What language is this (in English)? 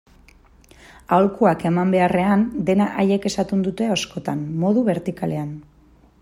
Basque